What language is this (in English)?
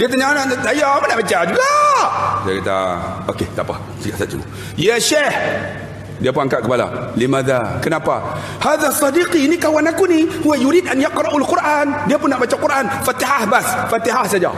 Malay